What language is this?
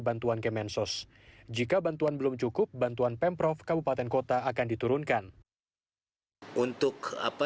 Indonesian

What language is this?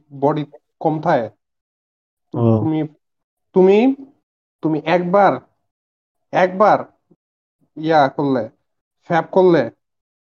Bangla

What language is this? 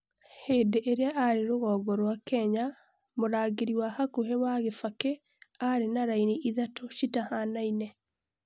Kikuyu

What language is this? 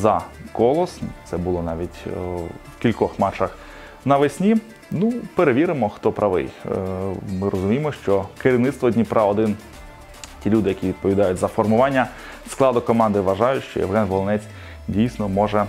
Ukrainian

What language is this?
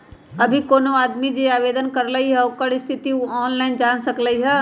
Magahi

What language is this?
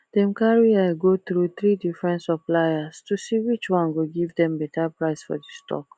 Nigerian Pidgin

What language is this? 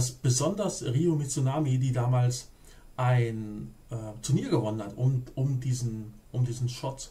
German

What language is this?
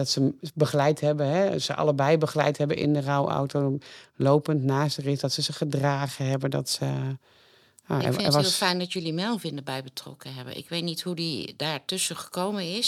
Dutch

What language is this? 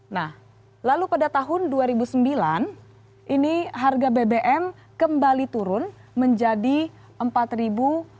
Indonesian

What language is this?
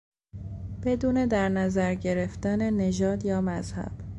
Persian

